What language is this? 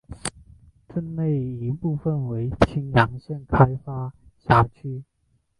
Chinese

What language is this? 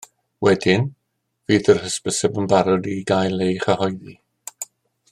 Welsh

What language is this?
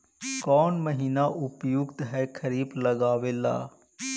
Magahi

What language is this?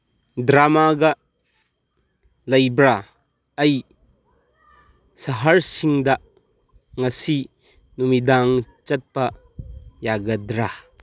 Manipuri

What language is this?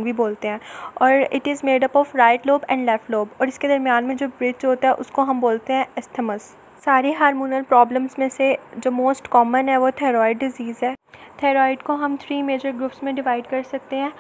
Hindi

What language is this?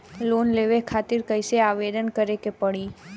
Bhojpuri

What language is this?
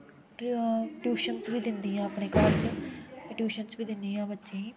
Dogri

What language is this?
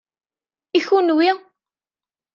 Kabyle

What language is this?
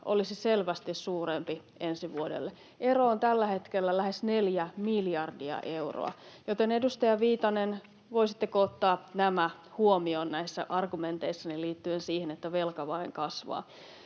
Finnish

